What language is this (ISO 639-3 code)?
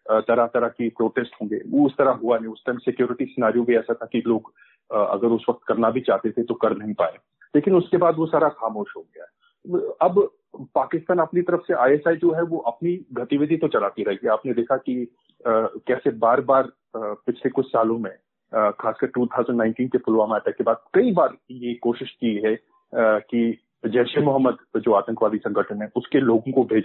hin